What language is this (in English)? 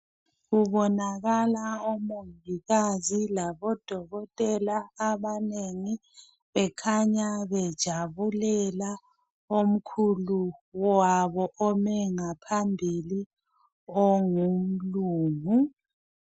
North Ndebele